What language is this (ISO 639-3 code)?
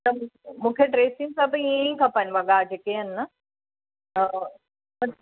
snd